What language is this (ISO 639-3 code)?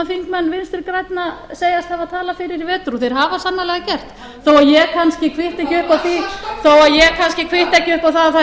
isl